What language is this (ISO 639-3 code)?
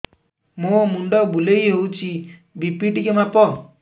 ori